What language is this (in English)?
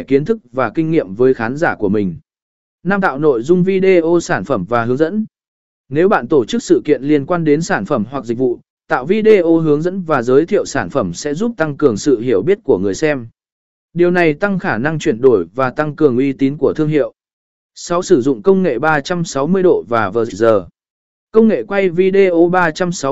Vietnamese